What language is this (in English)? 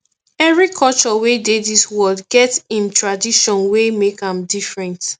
Nigerian Pidgin